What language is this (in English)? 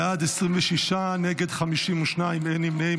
Hebrew